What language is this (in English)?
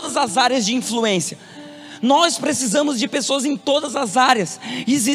Portuguese